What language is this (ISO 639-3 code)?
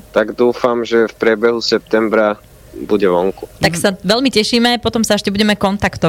slk